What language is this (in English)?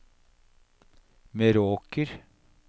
Norwegian